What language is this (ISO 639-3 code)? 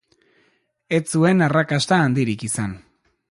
eus